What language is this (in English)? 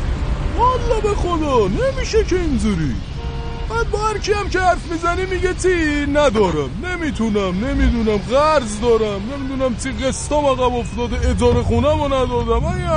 Persian